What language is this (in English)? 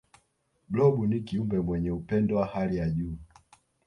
Swahili